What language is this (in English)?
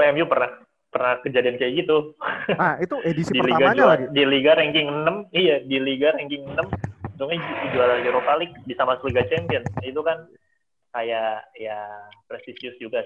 Indonesian